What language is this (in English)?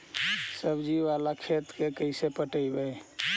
Magahi